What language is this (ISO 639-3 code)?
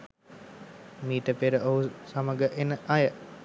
sin